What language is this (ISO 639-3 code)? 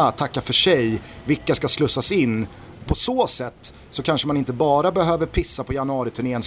swe